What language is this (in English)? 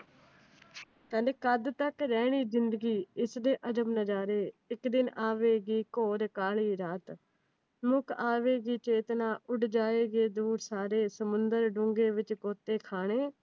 Punjabi